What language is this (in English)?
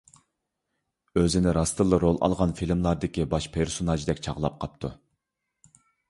Uyghur